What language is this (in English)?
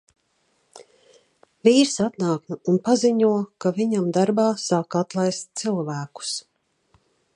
Latvian